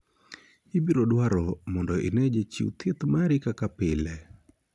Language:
Luo (Kenya and Tanzania)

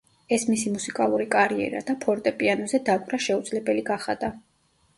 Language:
Georgian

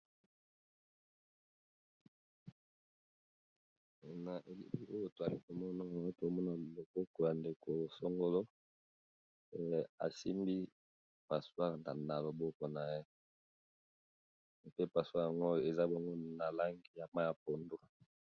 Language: Lingala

